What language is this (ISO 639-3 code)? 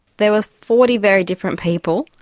eng